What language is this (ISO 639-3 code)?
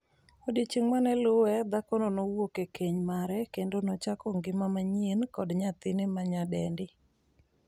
luo